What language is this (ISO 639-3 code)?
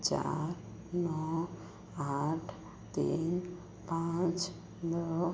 hin